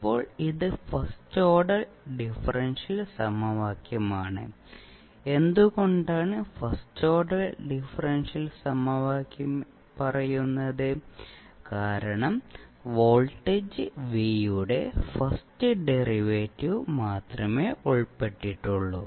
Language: Malayalam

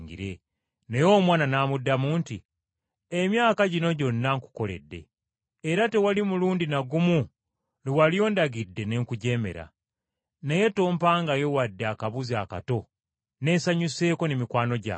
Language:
Ganda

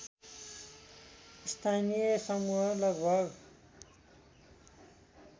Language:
Nepali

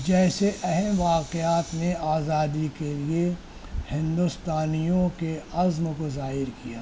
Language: Urdu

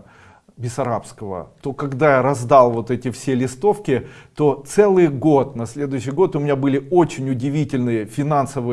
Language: Russian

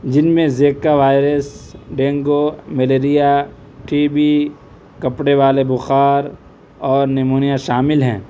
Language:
Urdu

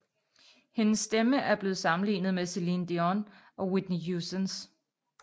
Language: Danish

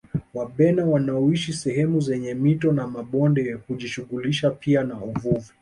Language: Swahili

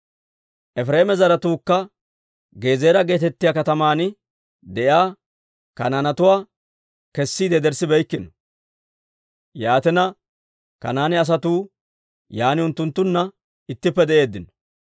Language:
Dawro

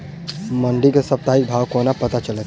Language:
Maithili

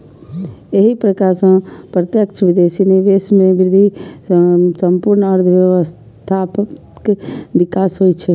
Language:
Maithili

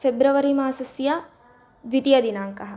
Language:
Sanskrit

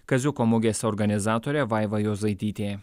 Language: Lithuanian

